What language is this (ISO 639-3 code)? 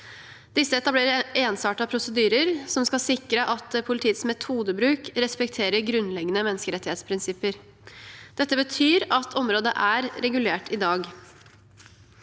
nor